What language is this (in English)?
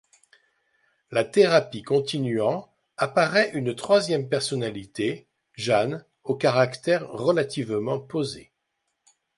French